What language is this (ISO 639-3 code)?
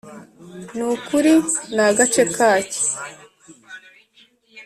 kin